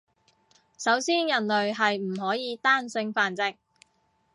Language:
Cantonese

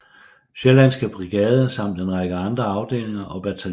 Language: Danish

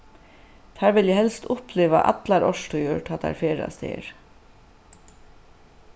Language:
Faroese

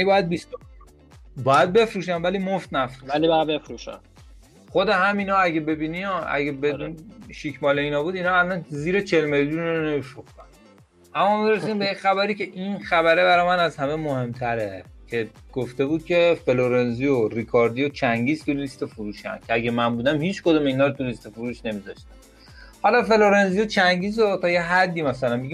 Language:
Persian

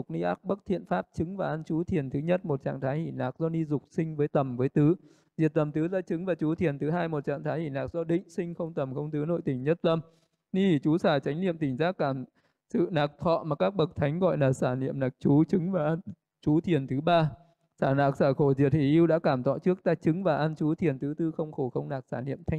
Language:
Vietnamese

